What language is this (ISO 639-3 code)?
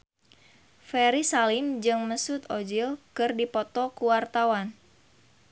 sun